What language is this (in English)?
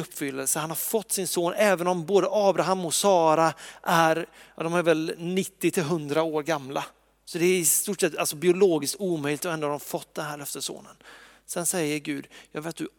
Swedish